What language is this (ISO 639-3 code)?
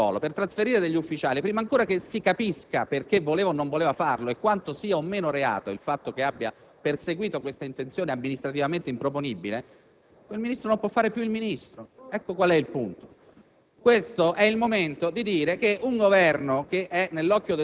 ita